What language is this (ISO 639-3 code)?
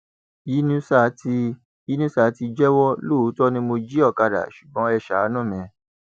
yor